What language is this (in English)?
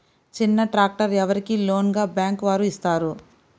Telugu